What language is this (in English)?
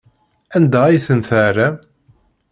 Kabyle